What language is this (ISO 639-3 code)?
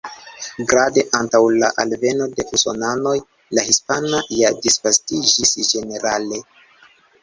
epo